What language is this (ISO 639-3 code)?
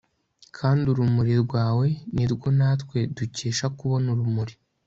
kin